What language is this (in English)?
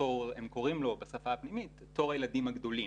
Hebrew